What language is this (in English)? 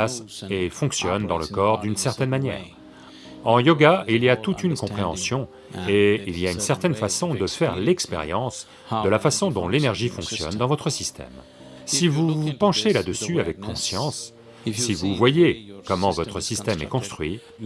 French